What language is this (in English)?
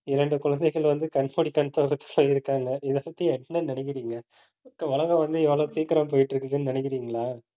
Tamil